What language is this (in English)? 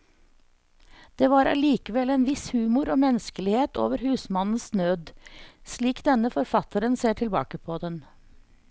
Norwegian